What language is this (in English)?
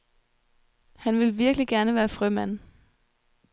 Danish